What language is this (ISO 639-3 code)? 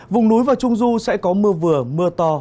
vie